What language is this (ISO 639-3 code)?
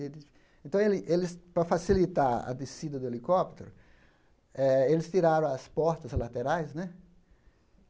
por